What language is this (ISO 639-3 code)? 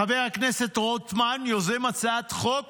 heb